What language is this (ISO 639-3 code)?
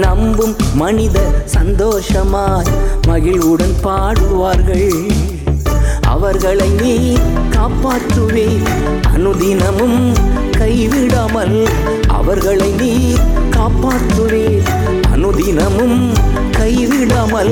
urd